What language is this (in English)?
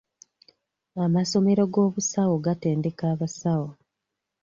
Ganda